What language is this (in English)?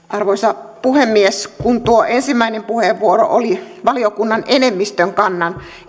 Finnish